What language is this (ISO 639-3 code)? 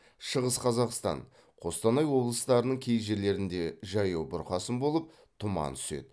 kaz